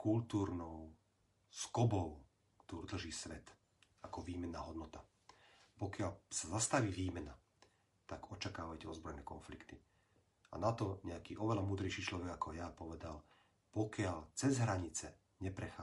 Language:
Slovak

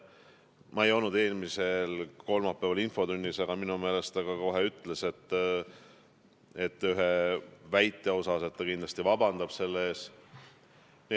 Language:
Estonian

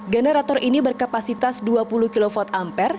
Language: Indonesian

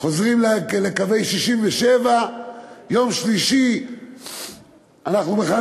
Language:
Hebrew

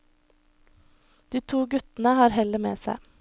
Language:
Norwegian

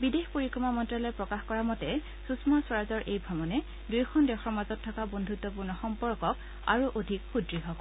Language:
Assamese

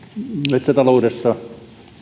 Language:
Finnish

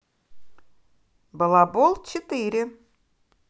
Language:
Russian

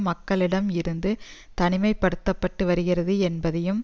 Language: Tamil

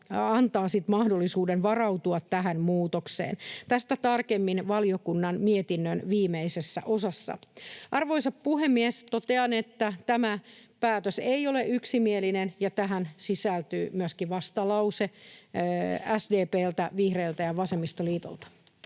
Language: Finnish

